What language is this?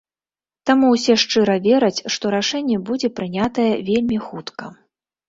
Belarusian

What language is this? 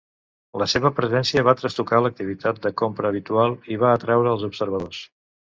Catalan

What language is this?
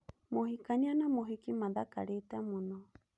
Kikuyu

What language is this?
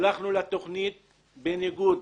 Hebrew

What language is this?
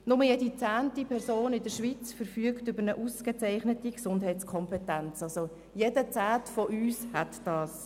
Swiss German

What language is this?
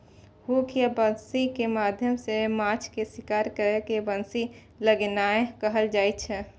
Maithili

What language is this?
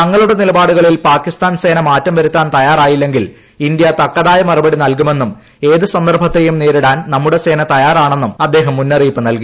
Malayalam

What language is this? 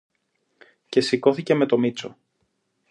Greek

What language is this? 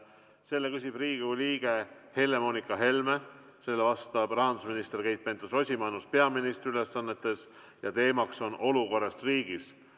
Estonian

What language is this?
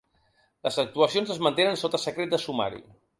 Catalan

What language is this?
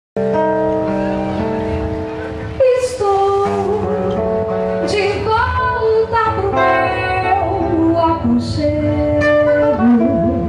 English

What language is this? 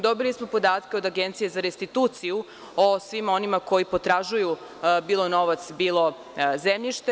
Serbian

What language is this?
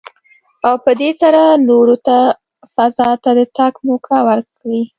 Pashto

